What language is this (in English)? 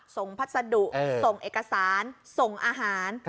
Thai